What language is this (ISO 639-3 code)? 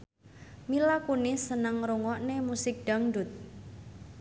jav